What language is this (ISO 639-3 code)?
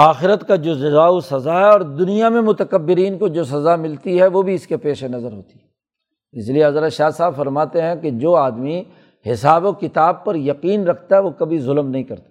urd